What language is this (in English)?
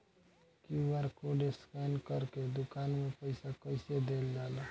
Bhojpuri